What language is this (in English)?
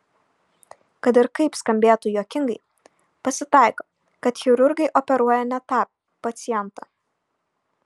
Lithuanian